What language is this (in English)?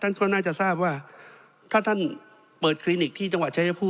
Thai